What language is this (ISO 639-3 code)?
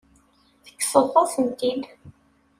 kab